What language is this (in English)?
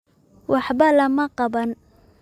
Somali